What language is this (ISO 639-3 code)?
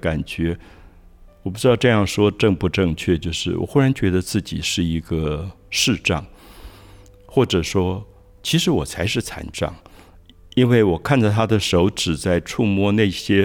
zho